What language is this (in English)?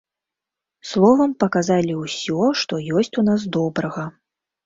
Belarusian